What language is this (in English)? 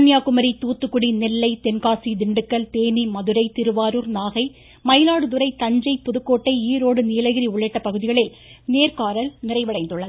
Tamil